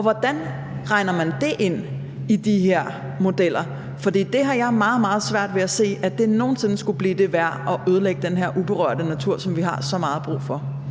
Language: Danish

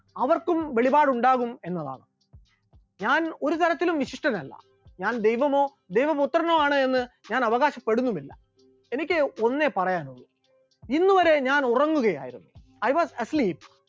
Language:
Malayalam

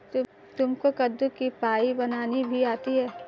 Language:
Hindi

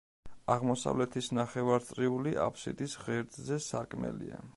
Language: Georgian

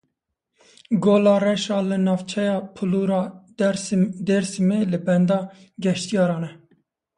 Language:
Kurdish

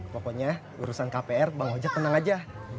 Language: Indonesian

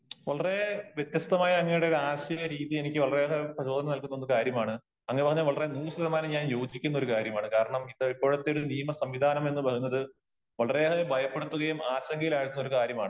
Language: Malayalam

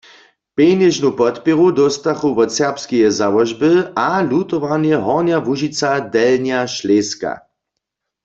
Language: Upper Sorbian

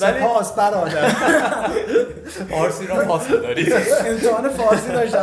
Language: Persian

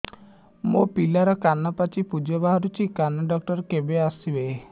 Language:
Odia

